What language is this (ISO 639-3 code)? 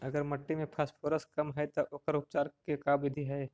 mag